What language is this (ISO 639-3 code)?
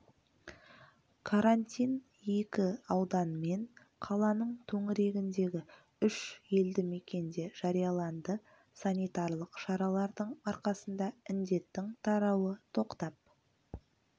kaz